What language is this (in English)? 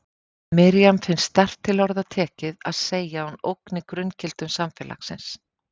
Icelandic